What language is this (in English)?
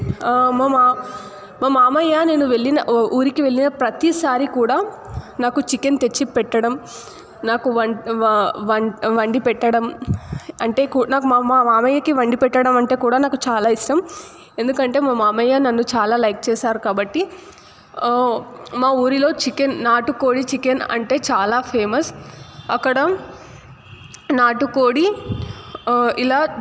Telugu